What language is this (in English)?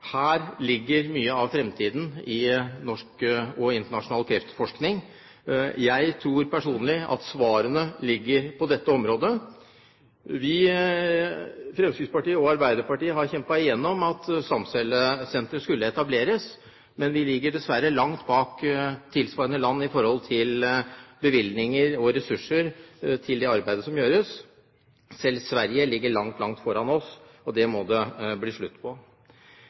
Norwegian Bokmål